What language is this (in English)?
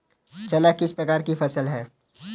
Hindi